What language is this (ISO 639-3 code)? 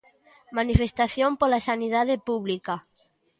glg